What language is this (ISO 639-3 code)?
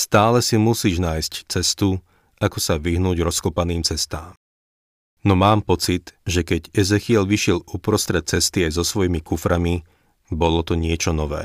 slk